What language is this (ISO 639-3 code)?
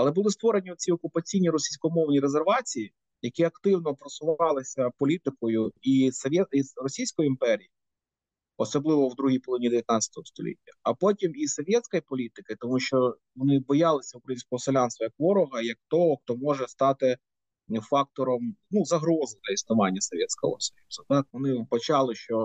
ukr